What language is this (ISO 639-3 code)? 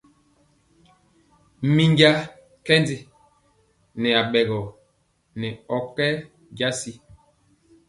mcx